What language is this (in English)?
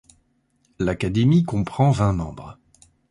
French